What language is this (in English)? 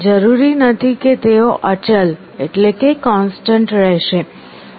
Gujarati